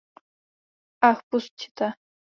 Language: Czech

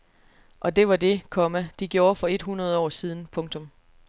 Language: Danish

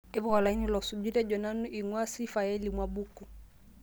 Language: Masai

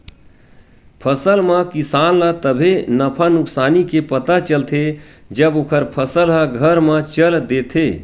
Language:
Chhattisgarhi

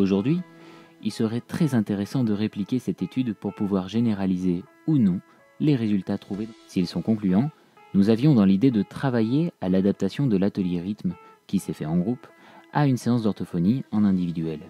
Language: French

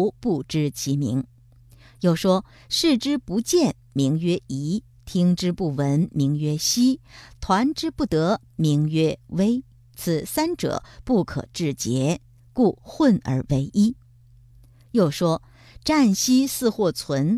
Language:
Chinese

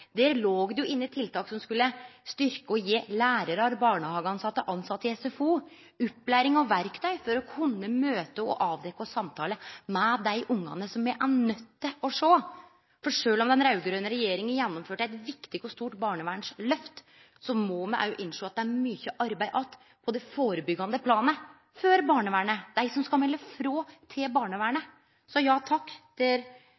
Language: Norwegian Nynorsk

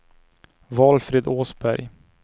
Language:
Swedish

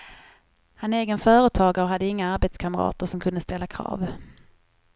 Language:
Swedish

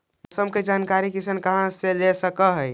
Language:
Magahi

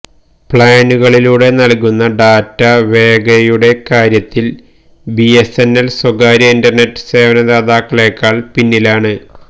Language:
Malayalam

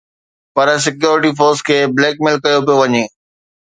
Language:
Sindhi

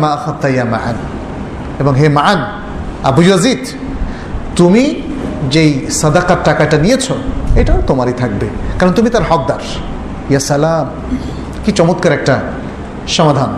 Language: Bangla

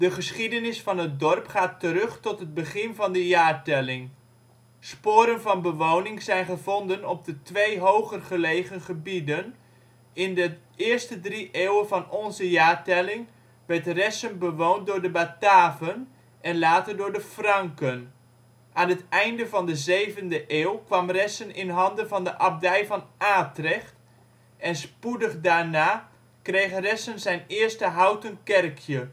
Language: Dutch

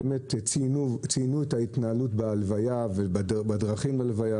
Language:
Hebrew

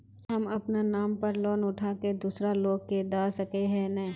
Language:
Magahi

